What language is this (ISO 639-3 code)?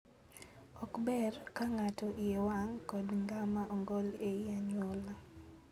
luo